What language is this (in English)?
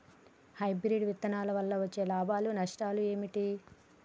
Telugu